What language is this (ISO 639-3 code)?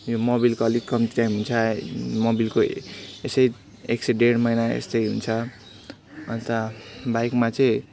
nep